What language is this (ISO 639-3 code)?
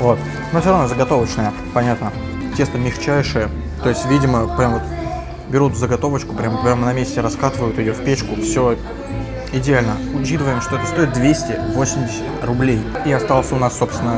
rus